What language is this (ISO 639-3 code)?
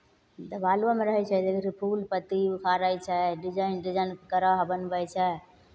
mai